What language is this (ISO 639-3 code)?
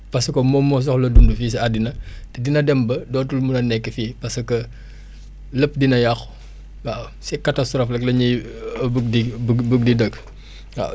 wol